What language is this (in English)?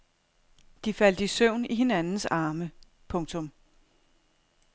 Danish